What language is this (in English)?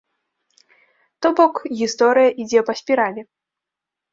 Belarusian